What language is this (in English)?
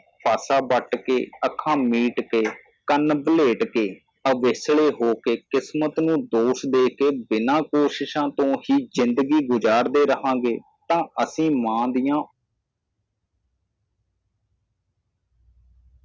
Punjabi